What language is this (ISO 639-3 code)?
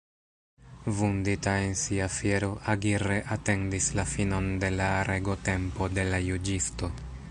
epo